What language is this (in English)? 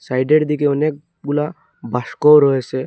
Bangla